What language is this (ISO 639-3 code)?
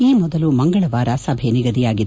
kan